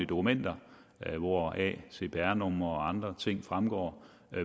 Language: Danish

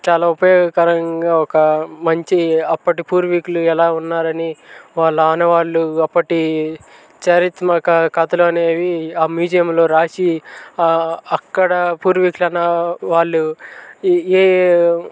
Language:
Telugu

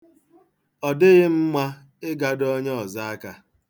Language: Igbo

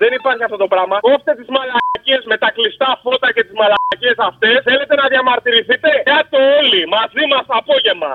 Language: Greek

